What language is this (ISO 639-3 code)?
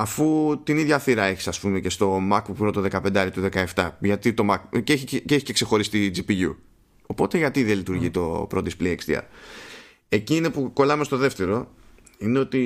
ell